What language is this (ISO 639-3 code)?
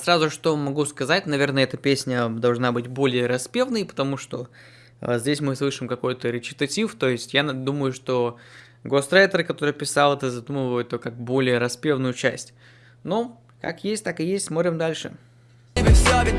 rus